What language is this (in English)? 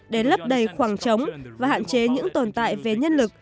Vietnamese